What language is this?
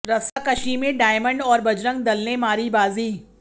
Hindi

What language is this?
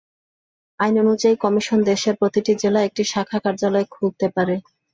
Bangla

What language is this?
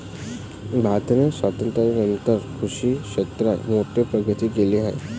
Marathi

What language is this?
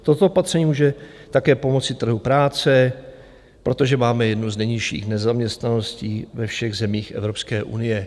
Czech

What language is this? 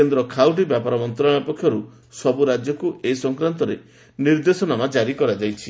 Odia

